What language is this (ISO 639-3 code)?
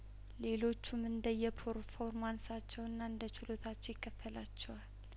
amh